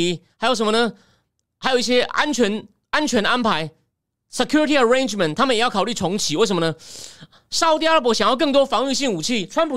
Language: Chinese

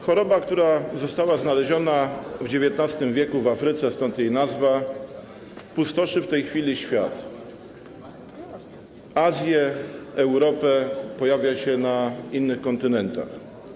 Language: Polish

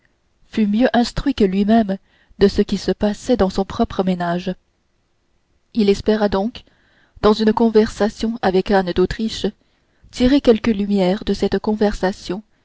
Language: French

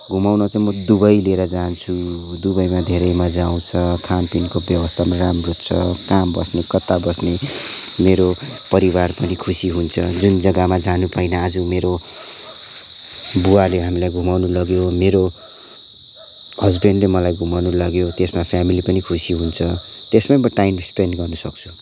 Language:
Nepali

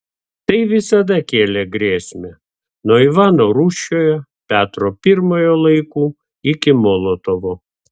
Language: Lithuanian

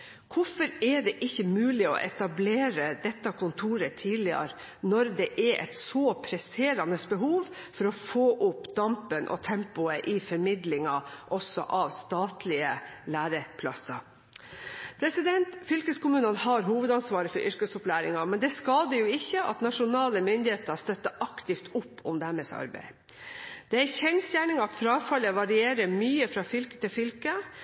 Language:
Norwegian Bokmål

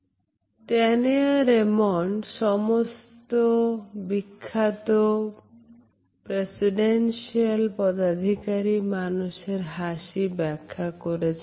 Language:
Bangla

